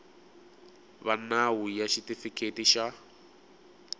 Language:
Tsonga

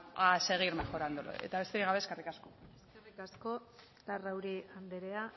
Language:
Basque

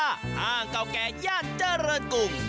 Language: Thai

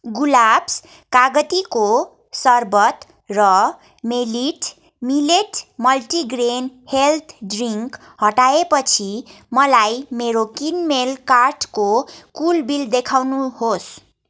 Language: Nepali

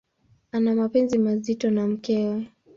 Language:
Swahili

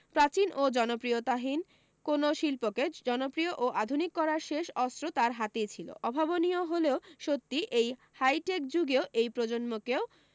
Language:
Bangla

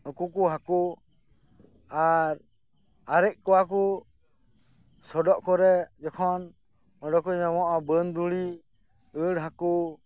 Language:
Santali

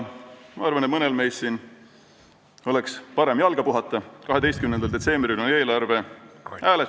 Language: Estonian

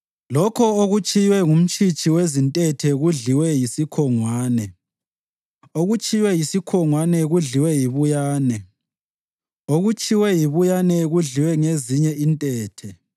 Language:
North Ndebele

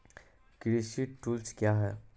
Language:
Maithili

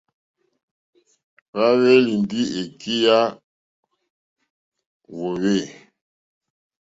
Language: Mokpwe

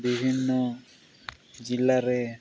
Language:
Odia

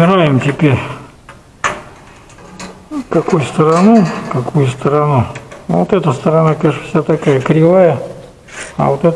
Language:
Russian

